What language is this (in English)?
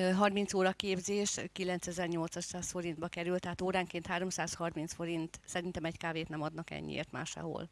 Hungarian